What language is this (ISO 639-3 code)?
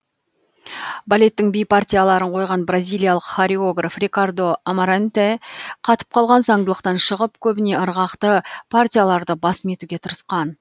kaz